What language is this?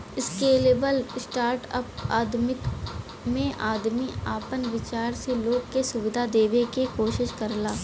Bhojpuri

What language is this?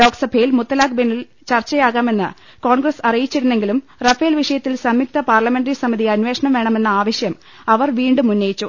Malayalam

